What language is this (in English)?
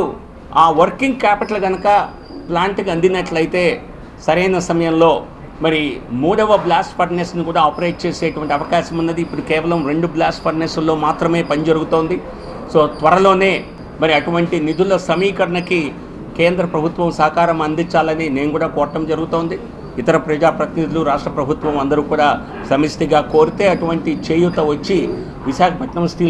Telugu